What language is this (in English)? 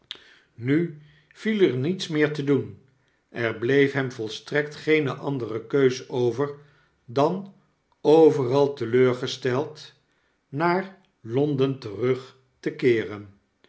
Dutch